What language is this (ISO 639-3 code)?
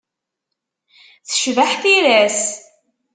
kab